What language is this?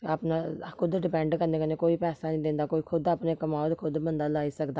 Dogri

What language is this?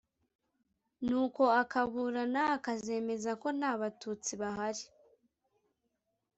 Kinyarwanda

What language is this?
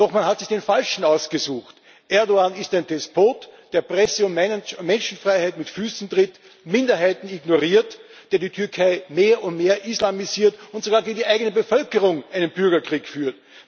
German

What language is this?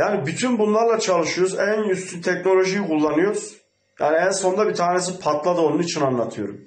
Turkish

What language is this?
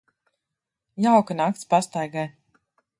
Latvian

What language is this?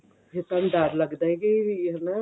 Punjabi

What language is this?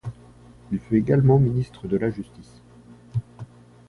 French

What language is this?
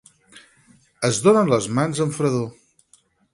Catalan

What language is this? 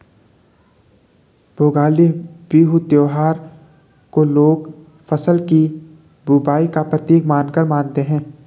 Hindi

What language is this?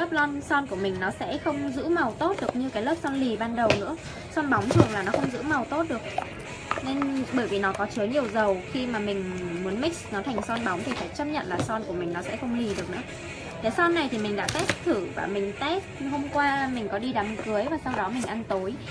Vietnamese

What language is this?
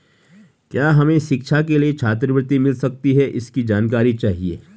Hindi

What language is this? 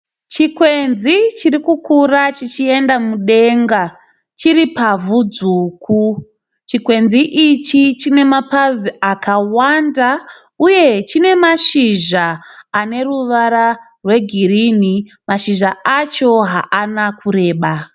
Shona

